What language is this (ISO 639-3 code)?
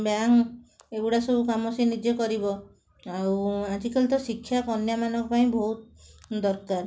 ori